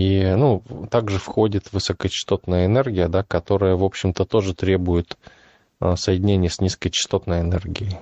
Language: Russian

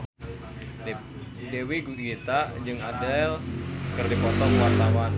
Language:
Sundanese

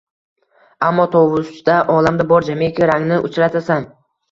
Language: Uzbek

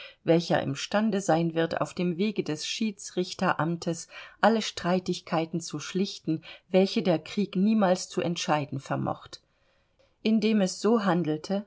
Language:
German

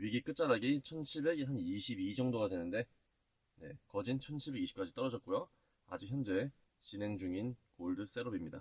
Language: Korean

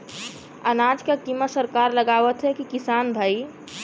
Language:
Bhojpuri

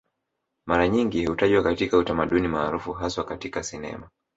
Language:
Swahili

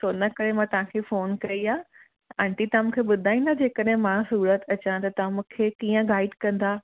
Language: Sindhi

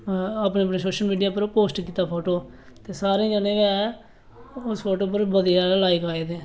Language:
Dogri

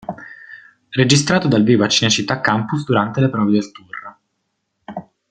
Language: Italian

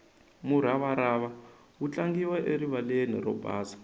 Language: Tsonga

